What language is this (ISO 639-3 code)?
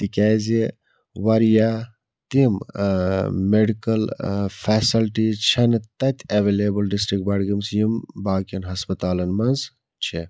kas